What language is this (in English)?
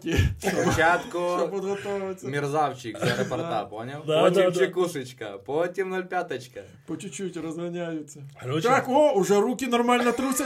Ukrainian